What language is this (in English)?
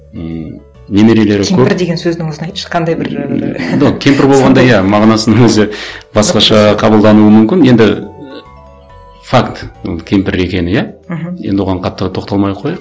Kazakh